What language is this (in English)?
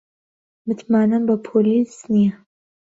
Central Kurdish